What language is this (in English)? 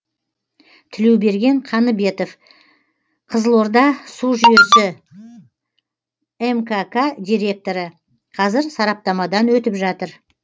Kazakh